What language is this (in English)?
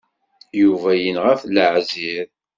Kabyle